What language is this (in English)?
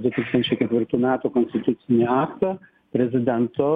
Lithuanian